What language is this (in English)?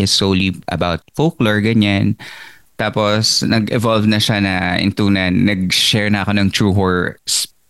Filipino